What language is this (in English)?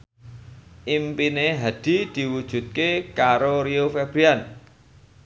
Javanese